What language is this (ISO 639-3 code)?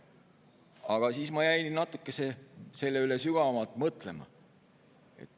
est